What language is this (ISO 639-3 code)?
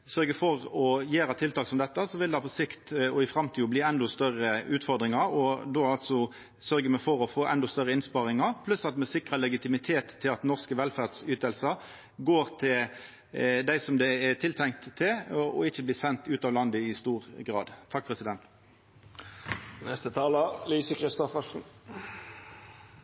nno